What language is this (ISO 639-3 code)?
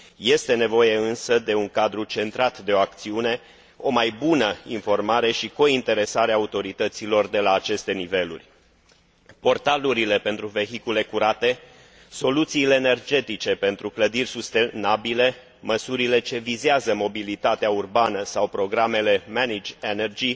ron